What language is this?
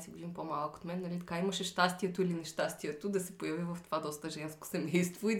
Bulgarian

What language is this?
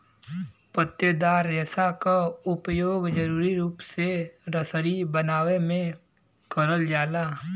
Bhojpuri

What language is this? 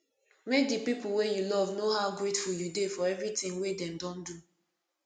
Nigerian Pidgin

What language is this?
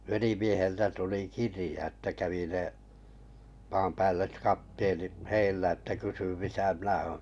Finnish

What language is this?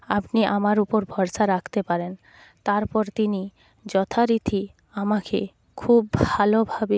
Bangla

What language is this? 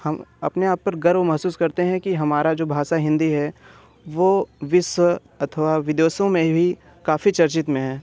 Hindi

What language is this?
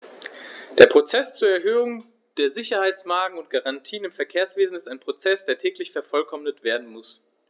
German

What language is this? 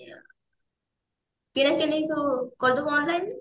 Odia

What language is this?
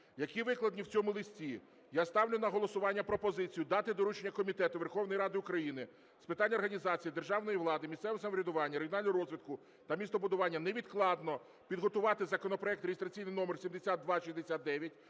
Ukrainian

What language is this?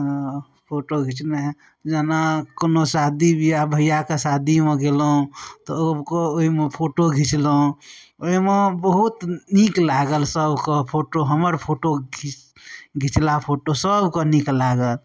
Maithili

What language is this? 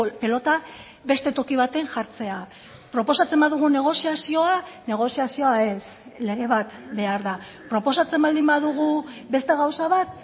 Basque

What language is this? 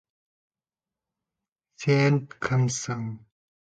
Kazakh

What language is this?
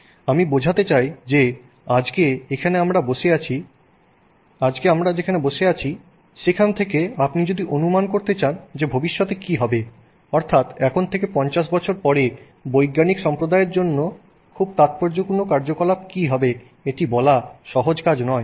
Bangla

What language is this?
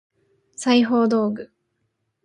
Japanese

